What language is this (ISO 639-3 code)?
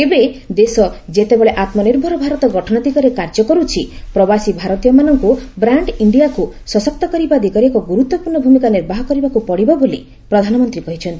ori